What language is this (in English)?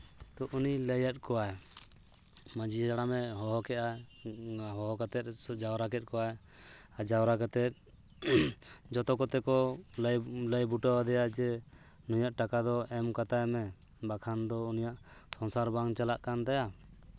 Santali